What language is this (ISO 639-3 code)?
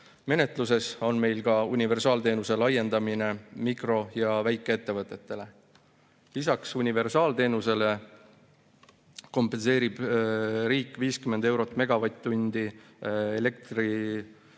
est